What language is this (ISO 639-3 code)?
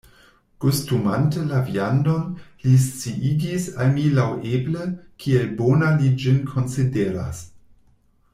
epo